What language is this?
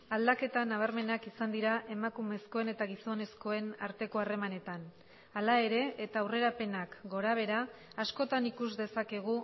Basque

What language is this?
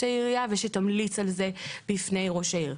Hebrew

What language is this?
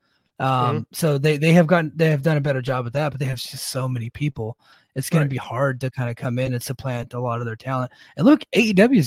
English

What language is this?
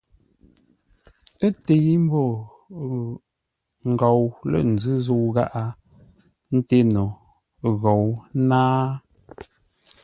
Ngombale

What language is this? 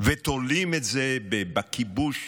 Hebrew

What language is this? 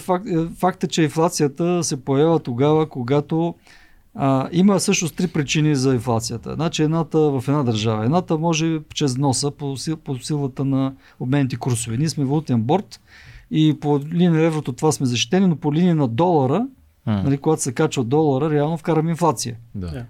Bulgarian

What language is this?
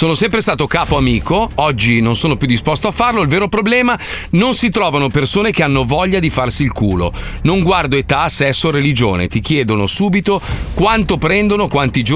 Italian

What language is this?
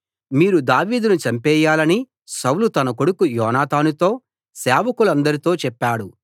Telugu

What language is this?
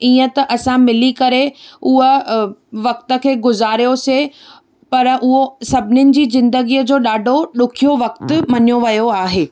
Sindhi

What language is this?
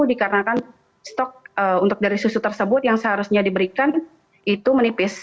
Indonesian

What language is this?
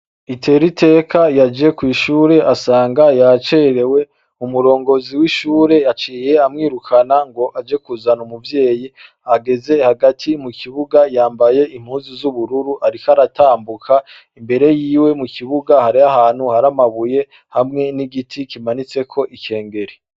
Rundi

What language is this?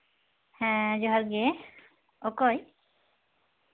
Santali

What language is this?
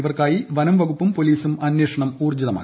Malayalam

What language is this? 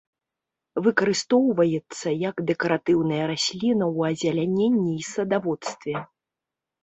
Belarusian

